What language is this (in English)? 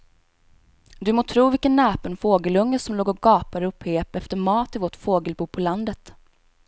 Swedish